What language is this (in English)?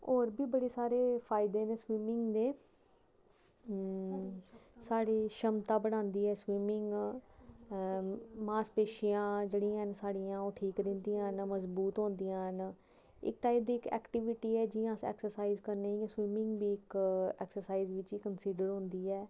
Dogri